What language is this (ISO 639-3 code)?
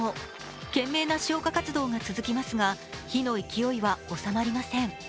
jpn